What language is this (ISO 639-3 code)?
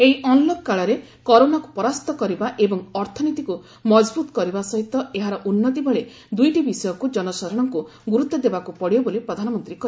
ori